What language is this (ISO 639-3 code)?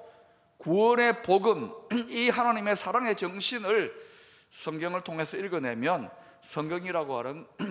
kor